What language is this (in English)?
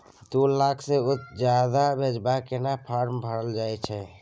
Maithili